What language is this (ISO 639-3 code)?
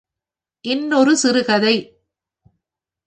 tam